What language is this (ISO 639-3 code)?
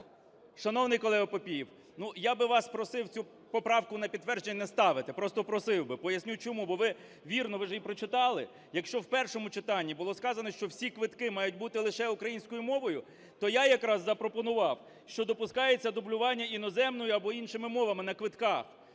ukr